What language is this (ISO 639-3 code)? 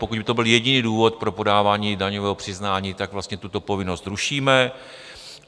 ces